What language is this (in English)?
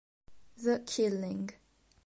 Italian